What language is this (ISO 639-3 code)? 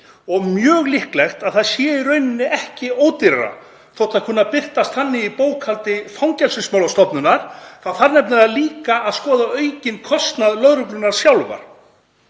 isl